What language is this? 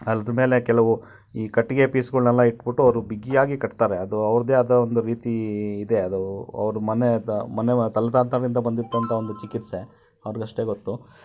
Kannada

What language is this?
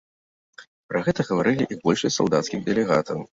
Belarusian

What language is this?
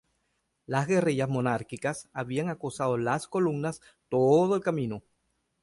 Spanish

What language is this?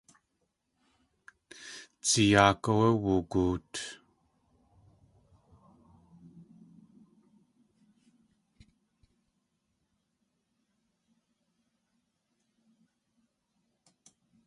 Tlingit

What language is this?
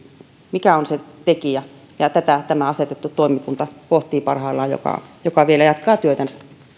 Finnish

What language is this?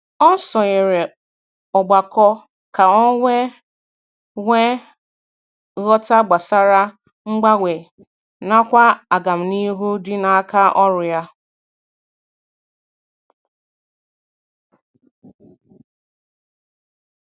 Igbo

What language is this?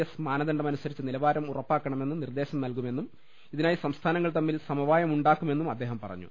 Malayalam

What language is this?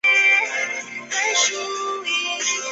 Chinese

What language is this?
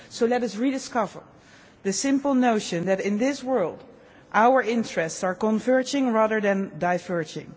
English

